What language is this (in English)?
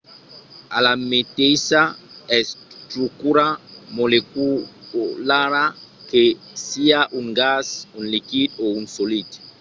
Occitan